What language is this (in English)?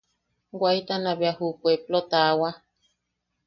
Yaqui